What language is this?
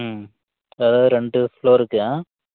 Tamil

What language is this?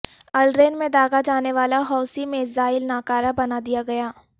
Urdu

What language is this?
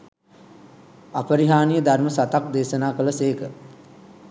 Sinhala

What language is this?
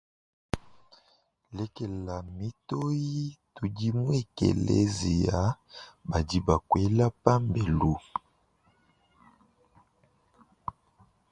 Luba-Lulua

